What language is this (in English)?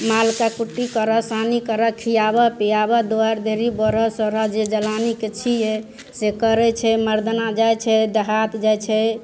Maithili